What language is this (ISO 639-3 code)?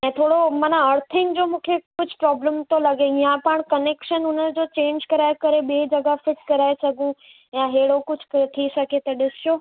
snd